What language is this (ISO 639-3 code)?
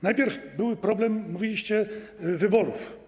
pol